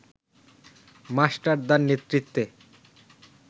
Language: Bangla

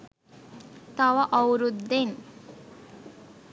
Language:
Sinhala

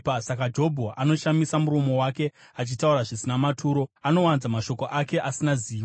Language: Shona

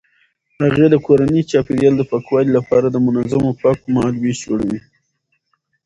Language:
Pashto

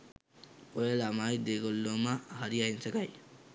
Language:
Sinhala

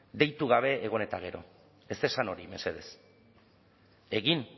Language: Basque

